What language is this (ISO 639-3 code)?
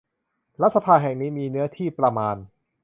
tha